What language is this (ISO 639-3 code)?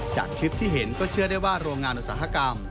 tha